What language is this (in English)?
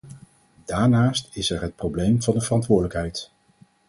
Dutch